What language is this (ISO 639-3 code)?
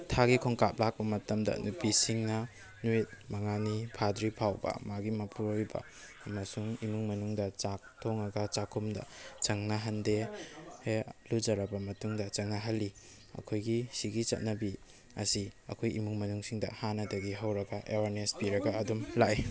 mni